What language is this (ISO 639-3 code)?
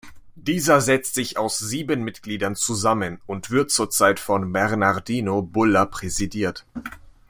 deu